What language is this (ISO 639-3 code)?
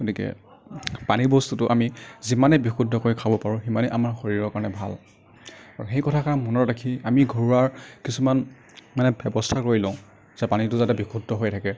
asm